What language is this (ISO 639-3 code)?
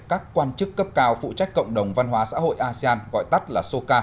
vie